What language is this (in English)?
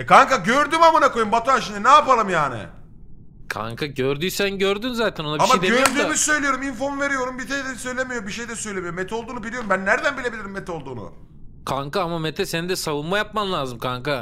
Turkish